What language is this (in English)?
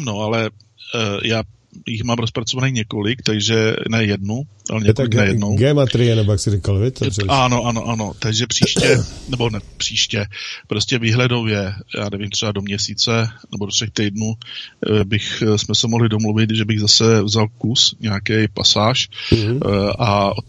Czech